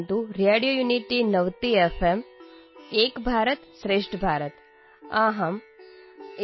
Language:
Punjabi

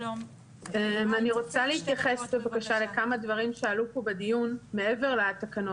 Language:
Hebrew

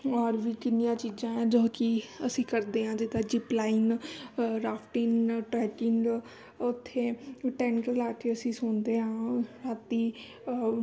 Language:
Punjabi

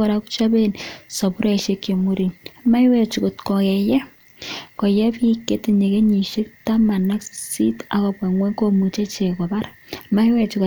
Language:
Kalenjin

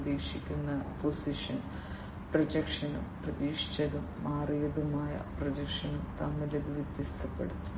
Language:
Malayalam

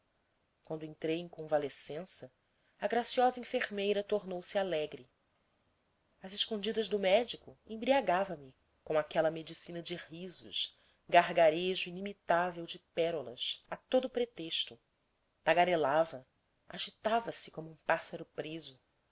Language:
Portuguese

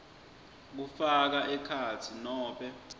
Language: Swati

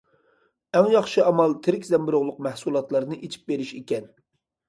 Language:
Uyghur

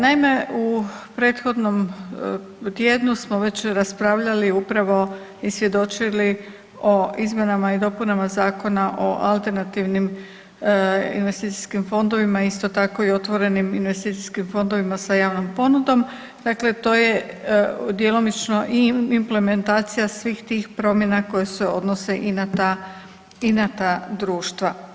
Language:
Croatian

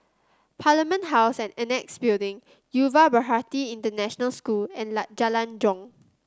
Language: English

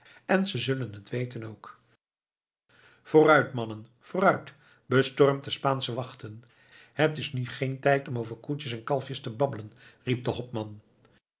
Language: Dutch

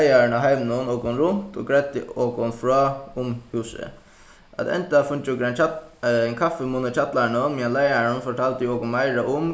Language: Faroese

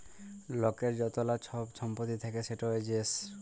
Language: Bangla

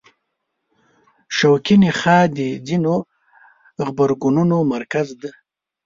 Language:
Pashto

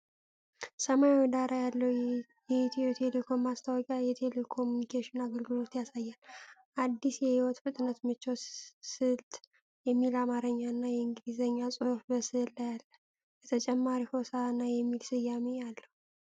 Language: Amharic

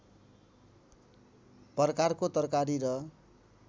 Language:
Nepali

